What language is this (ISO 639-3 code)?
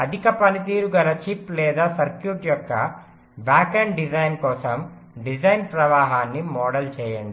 tel